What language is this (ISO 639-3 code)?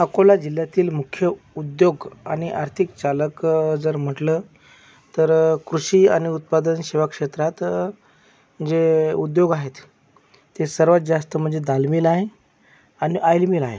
mar